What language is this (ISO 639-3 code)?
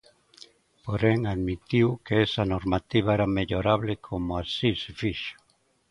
glg